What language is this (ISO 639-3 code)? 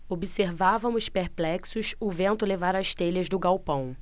por